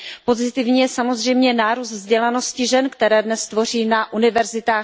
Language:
Czech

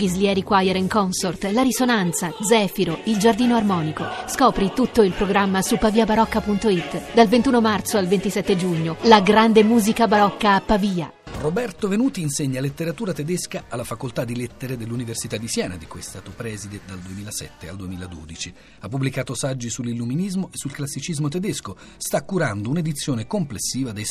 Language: Italian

